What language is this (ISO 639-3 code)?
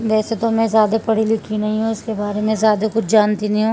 urd